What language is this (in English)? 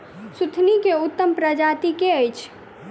Maithili